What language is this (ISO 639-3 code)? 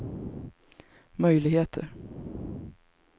swe